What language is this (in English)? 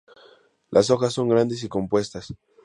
Spanish